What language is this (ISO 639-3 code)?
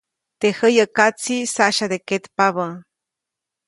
zoc